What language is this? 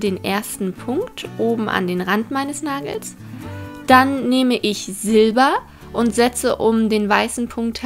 German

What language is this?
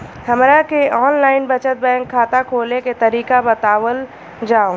Bhojpuri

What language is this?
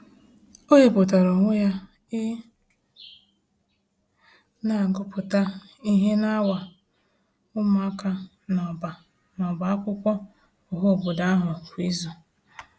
Igbo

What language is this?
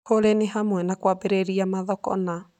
Kikuyu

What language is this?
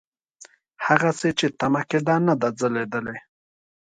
Pashto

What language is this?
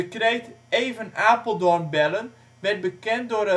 Dutch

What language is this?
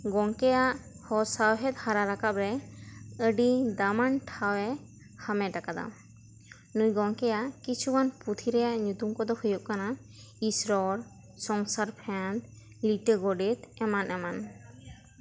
Santali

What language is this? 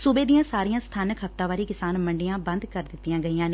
Punjabi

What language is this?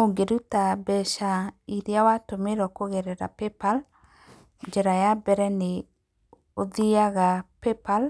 Kikuyu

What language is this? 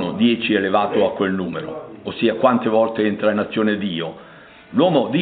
Italian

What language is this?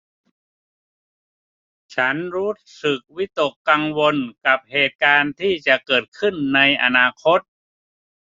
Thai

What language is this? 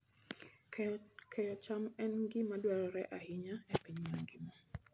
Luo (Kenya and Tanzania)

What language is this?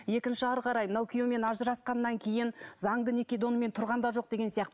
Kazakh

